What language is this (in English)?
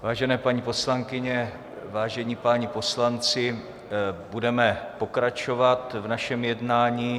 Czech